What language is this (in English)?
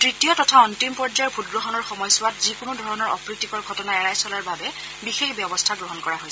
Assamese